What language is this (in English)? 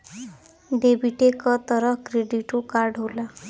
Bhojpuri